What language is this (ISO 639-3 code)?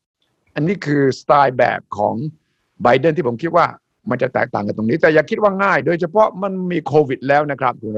tha